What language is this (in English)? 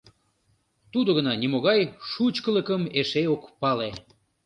Mari